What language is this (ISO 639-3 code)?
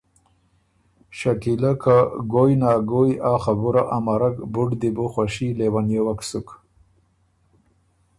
oru